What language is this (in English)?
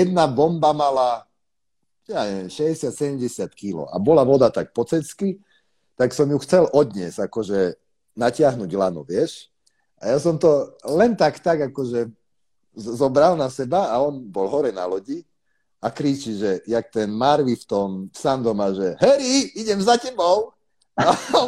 Slovak